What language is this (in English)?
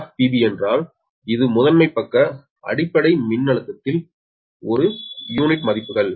Tamil